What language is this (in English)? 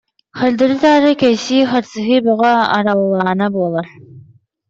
Yakut